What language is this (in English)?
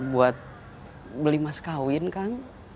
Indonesian